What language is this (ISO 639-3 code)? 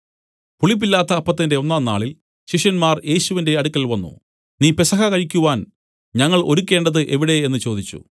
mal